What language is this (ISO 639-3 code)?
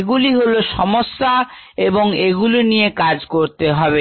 ben